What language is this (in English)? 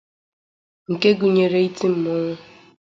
Igbo